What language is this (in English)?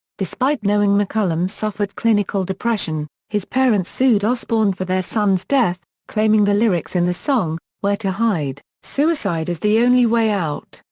English